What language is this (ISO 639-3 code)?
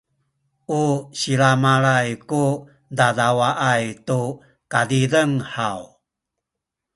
szy